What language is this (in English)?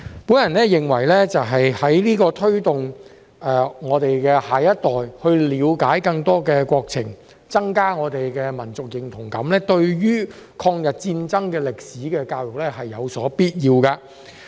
Cantonese